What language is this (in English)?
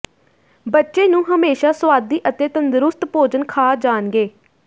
Punjabi